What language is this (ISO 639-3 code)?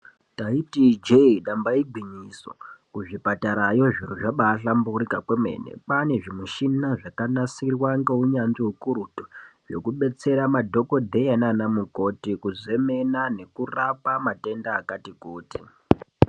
ndc